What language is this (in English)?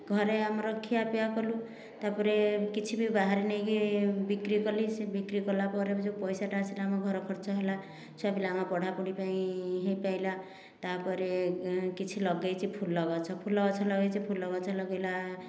Odia